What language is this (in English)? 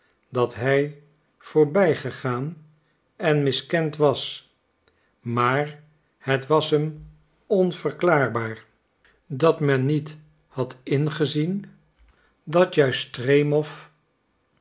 Dutch